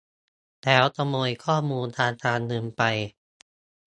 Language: Thai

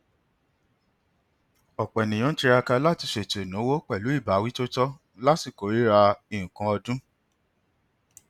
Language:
Yoruba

